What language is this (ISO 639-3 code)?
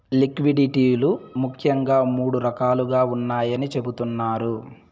tel